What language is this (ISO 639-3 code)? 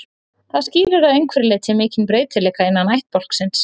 isl